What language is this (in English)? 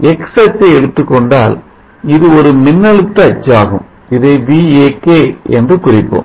Tamil